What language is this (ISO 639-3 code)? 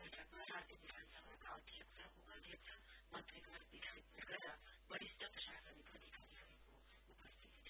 nep